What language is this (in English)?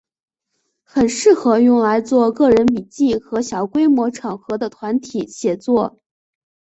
Chinese